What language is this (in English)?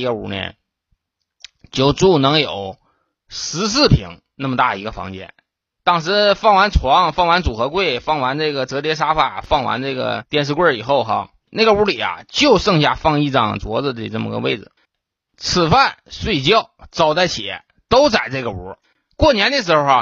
Chinese